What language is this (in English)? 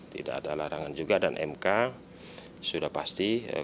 Indonesian